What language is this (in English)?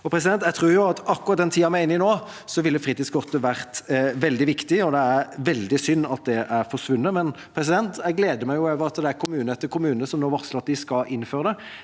Norwegian